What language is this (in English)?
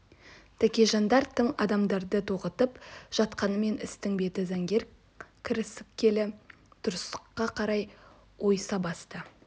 Kazakh